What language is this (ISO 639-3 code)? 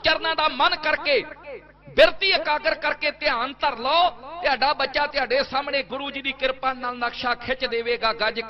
hin